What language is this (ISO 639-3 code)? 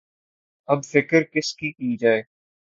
urd